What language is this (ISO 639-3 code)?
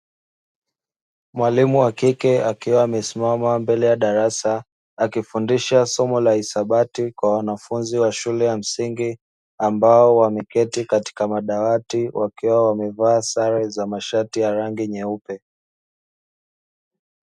swa